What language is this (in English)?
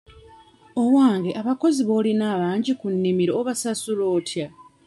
Ganda